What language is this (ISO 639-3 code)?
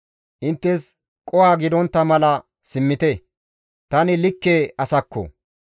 gmv